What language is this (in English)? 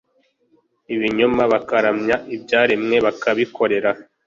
Kinyarwanda